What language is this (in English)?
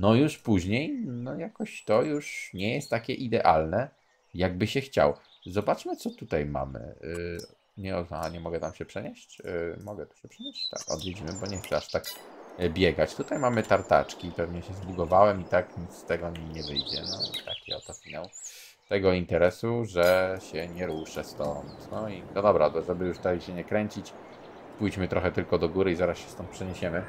Polish